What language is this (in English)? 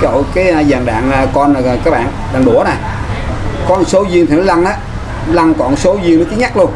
Vietnamese